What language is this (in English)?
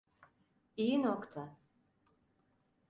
Turkish